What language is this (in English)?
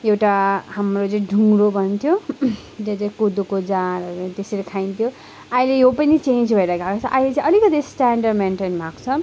Nepali